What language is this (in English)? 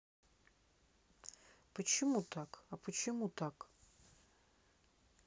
Russian